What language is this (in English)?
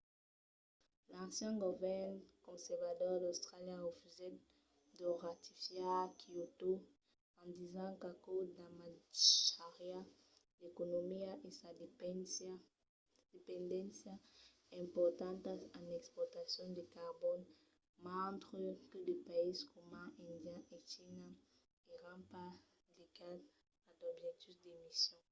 Occitan